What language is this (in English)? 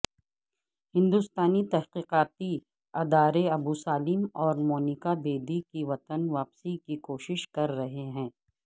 Urdu